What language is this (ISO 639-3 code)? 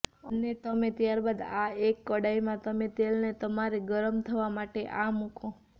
guj